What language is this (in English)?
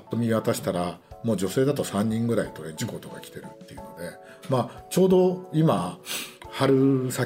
Japanese